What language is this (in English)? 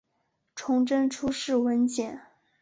Chinese